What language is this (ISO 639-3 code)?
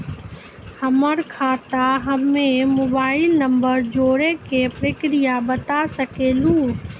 mai